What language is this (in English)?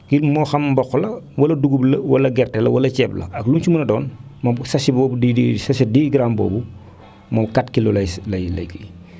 Wolof